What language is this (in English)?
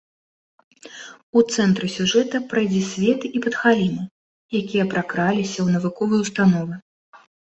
Belarusian